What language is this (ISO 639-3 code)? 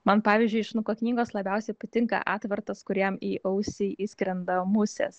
lit